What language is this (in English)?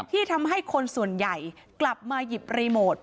Thai